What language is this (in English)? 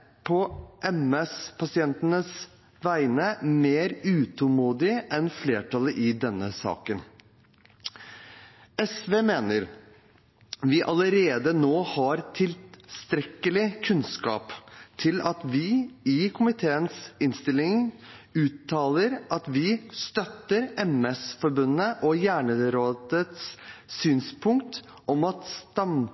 Norwegian Bokmål